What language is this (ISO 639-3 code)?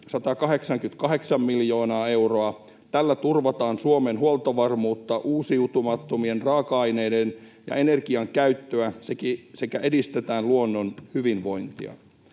fin